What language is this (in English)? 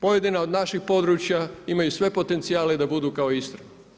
Croatian